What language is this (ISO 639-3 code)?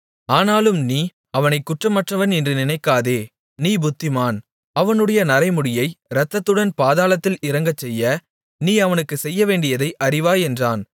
tam